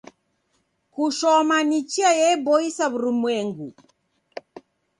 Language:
Taita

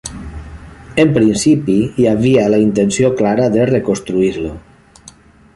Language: Catalan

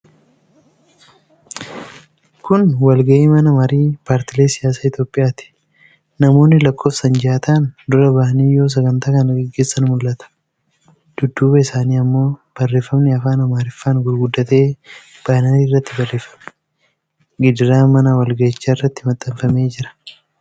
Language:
Oromo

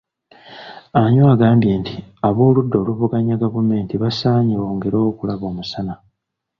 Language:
Ganda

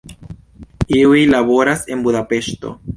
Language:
Esperanto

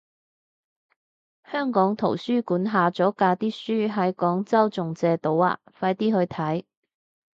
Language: Cantonese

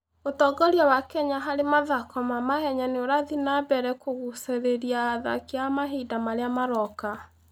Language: Kikuyu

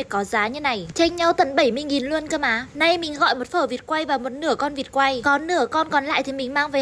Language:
Vietnamese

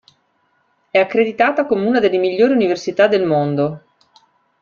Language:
Italian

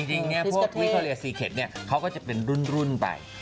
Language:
Thai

